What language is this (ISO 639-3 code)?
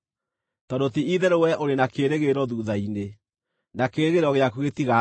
kik